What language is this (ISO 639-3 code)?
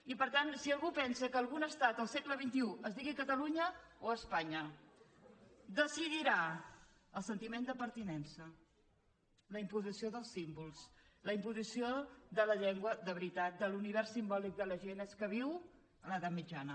cat